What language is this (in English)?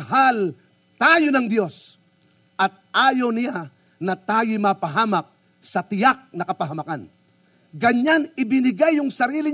Filipino